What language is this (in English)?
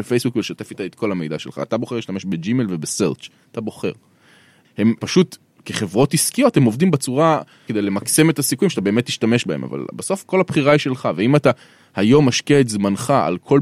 Hebrew